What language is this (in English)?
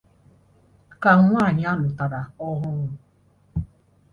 Igbo